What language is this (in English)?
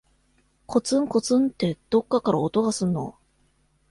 Japanese